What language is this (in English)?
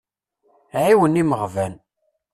Kabyle